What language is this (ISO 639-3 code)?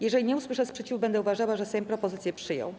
pol